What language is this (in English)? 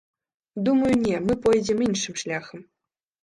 Belarusian